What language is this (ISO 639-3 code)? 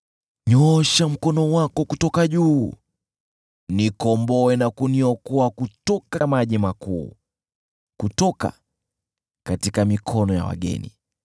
swa